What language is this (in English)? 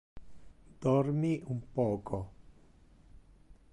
Interlingua